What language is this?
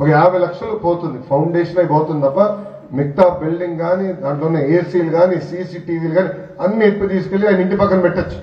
Telugu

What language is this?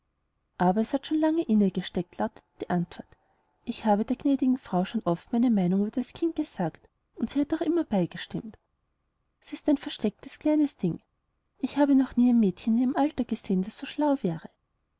German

